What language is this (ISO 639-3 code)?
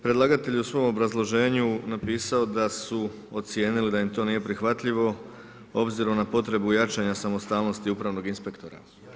hrv